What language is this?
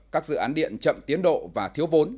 Vietnamese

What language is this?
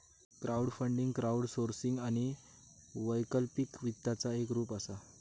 Marathi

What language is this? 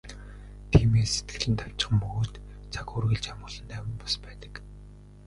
Mongolian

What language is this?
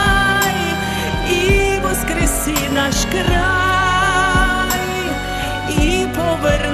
Ukrainian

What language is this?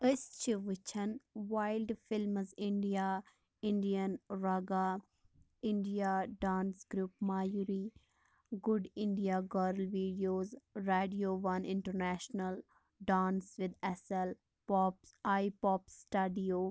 Kashmiri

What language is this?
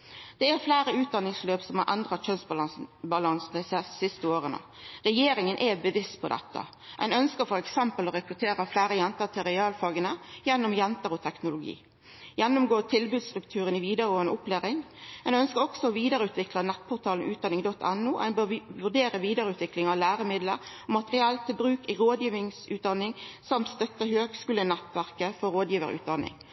Norwegian Nynorsk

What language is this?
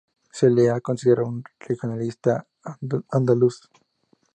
Spanish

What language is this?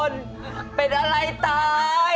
Thai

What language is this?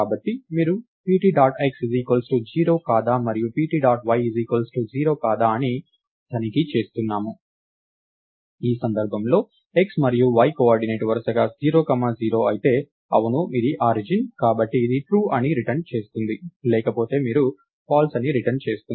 Telugu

